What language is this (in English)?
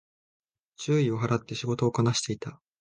Japanese